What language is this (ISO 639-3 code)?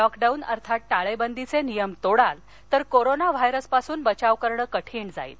mar